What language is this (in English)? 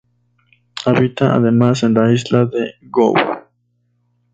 Spanish